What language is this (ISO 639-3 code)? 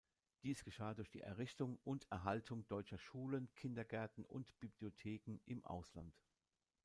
deu